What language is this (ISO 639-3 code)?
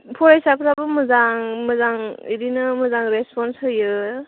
brx